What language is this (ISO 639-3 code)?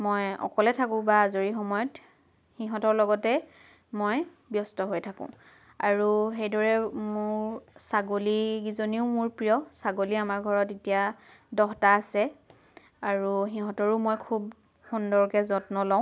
asm